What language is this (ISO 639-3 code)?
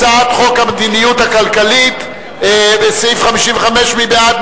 heb